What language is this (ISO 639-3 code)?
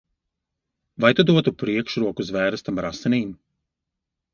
lav